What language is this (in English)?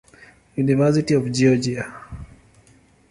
Swahili